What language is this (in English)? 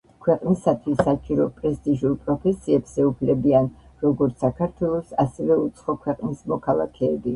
Georgian